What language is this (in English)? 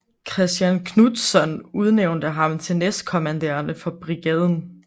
Danish